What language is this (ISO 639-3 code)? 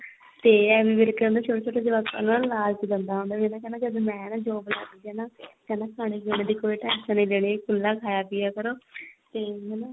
pan